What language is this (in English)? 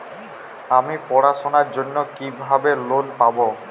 Bangla